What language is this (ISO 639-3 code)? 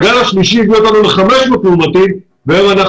heb